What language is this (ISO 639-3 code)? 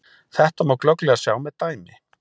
isl